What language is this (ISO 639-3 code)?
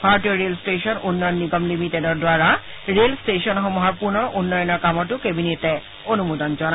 asm